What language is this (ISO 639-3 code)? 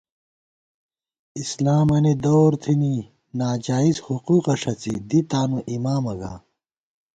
gwt